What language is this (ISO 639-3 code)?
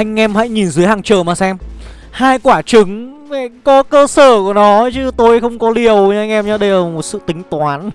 vie